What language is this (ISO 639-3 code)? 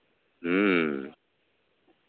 sat